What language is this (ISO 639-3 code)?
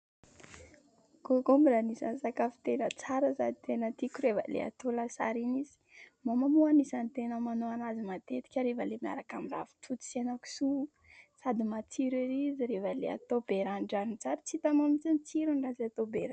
mlg